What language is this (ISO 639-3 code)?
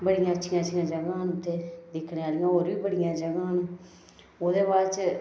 doi